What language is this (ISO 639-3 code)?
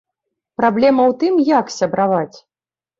bel